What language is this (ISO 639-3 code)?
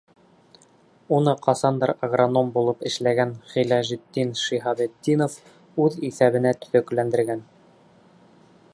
bak